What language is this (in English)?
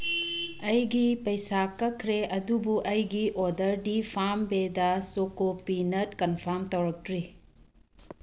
Manipuri